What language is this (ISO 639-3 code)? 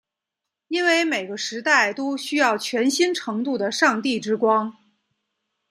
zho